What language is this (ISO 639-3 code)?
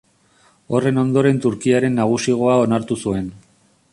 eus